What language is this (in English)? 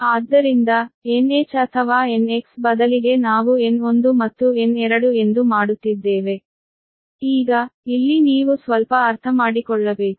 Kannada